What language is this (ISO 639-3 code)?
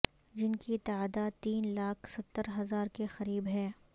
urd